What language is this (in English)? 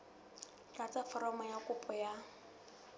Southern Sotho